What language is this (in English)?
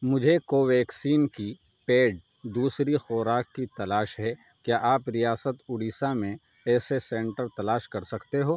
Urdu